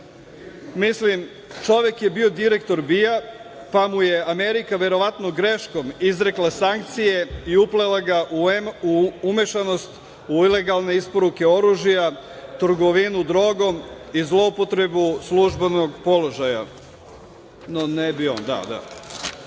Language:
Serbian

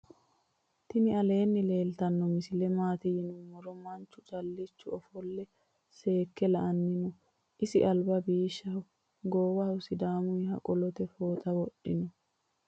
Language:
Sidamo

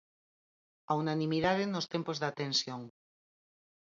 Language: Galician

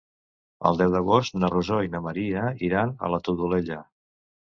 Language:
Catalan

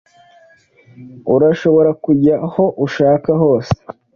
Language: Kinyarwanda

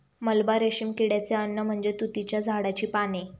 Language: Marathi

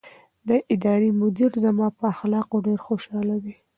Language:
Pashto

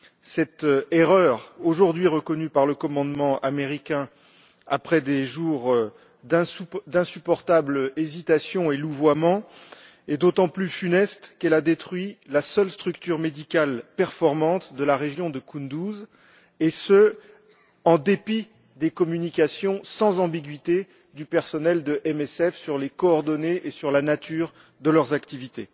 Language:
French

